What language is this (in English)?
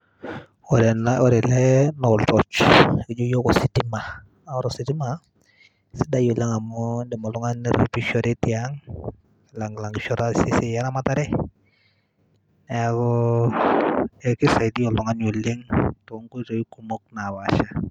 Masai